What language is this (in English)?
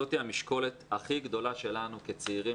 Hebrew